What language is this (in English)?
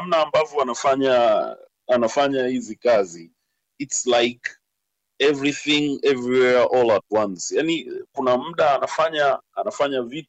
Swahili